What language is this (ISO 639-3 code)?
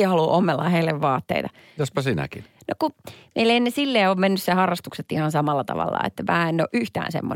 fin